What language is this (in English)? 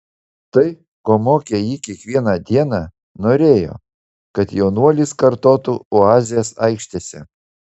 Lithuanian